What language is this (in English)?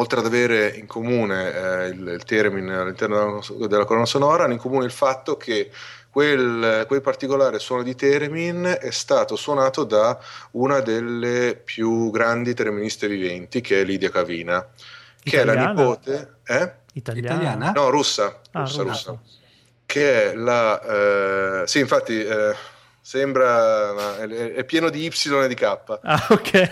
Italian